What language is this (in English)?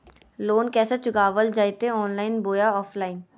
Magahi